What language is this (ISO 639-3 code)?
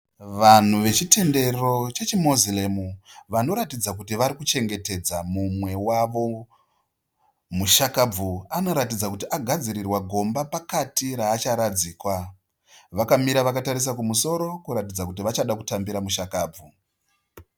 sna